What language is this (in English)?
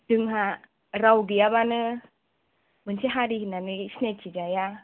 Bodo